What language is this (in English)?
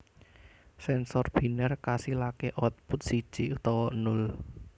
Javanese